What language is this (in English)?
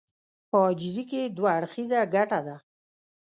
Pashto